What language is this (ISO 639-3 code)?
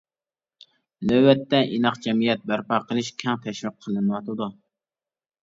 uig